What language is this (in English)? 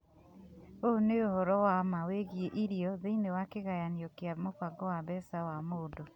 Kikuyu